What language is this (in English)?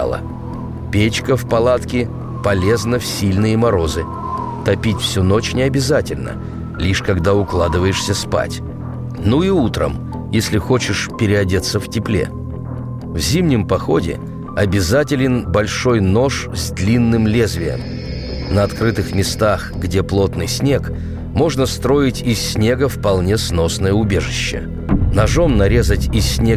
Russian